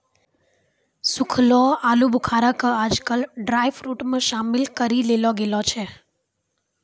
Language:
Maithili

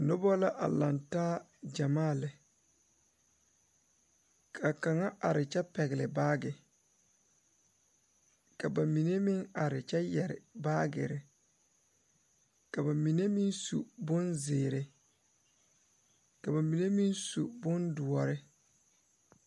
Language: Southern Dagaare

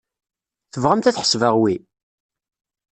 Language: Kabyle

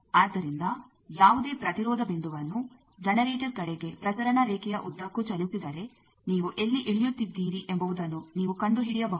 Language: Kannada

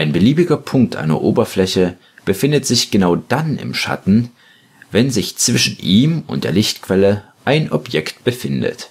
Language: German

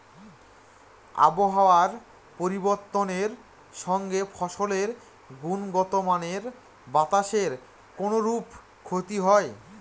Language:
Bangla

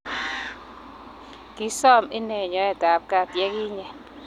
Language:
Kalenjin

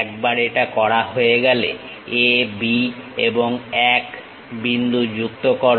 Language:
Bangla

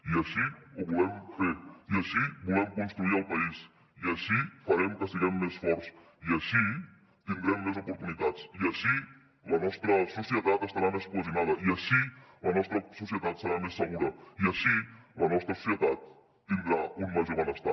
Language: Catalan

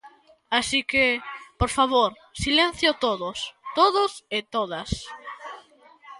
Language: Galician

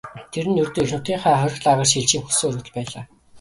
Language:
Mongolian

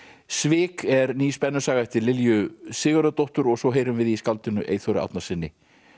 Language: Icelandic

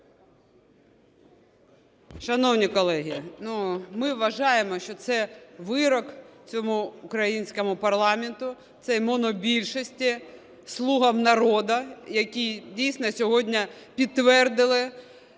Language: Ukrainian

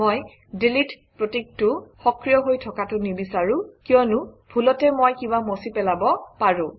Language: Assamese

